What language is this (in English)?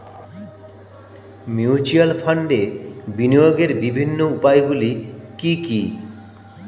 Bangla